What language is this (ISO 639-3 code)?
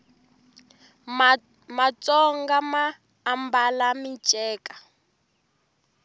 tso